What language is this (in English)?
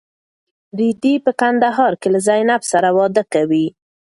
Pashto